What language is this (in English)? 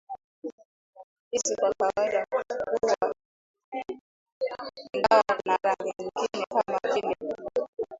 Swahili